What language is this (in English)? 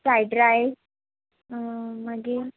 Konkani